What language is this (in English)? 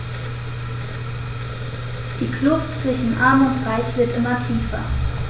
German